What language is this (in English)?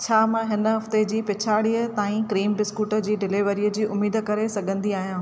Sindhi